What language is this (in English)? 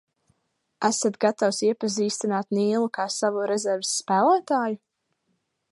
Latvian